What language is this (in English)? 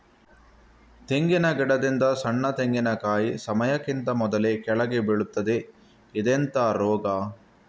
Kannada